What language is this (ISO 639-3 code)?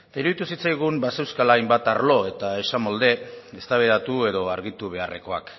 eus